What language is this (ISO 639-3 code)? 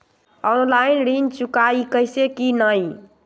mag